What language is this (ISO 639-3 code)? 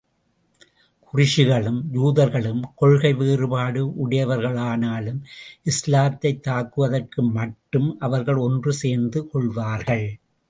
tam